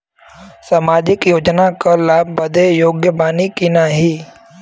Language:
Bhojpuri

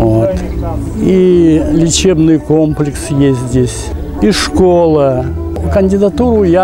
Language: Russian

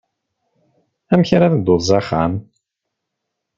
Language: Kabyle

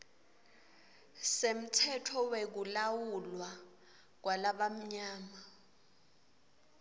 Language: Swati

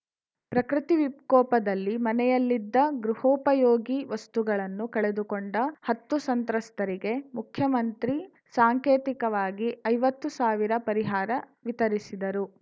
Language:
Kannada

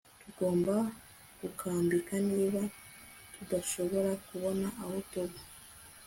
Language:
Kinyarwanda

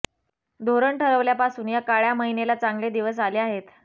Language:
Marathi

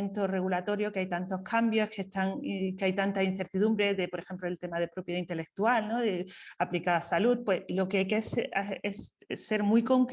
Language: Spanish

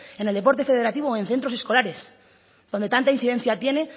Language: Spanish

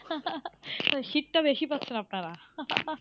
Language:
Bangla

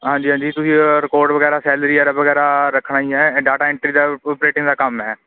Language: Punjabi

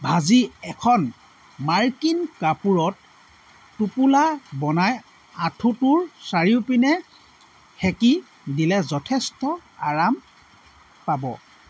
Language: Assamese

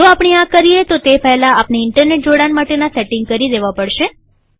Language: Gujarati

